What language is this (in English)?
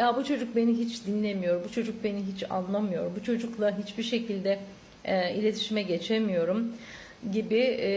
Turkish